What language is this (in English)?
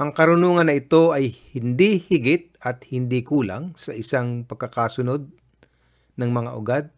Filipino